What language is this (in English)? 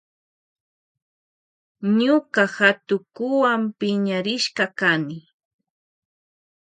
Loja Highland Quichua